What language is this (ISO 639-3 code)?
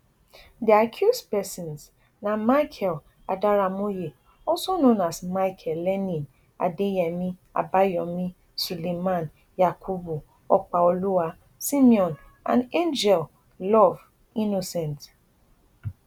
pcm